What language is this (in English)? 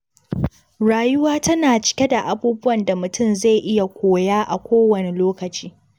Hausa